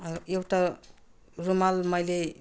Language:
Nepali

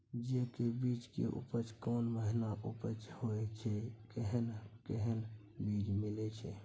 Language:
Maithili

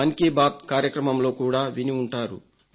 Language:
Telugu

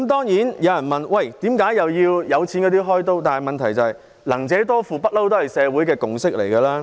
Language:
Cantonese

